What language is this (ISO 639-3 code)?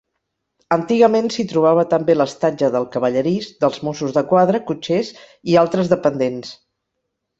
cat